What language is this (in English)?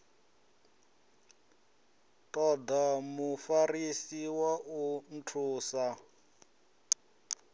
Venda